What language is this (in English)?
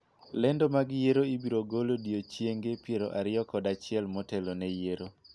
Luo (Kenya and Tanzania)